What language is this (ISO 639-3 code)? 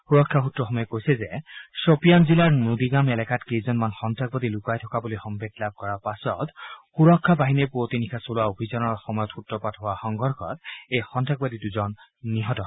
asm